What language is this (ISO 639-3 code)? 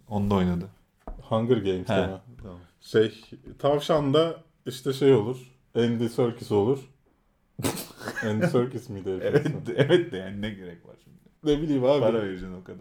tur